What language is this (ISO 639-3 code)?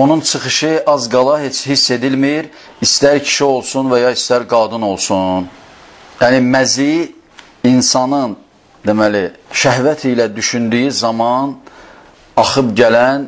tur